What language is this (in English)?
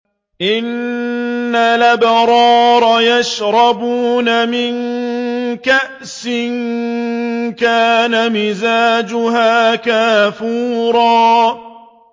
Arabic